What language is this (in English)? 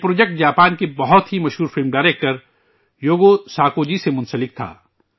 Urdu